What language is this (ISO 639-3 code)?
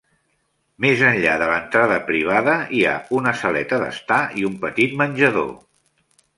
cat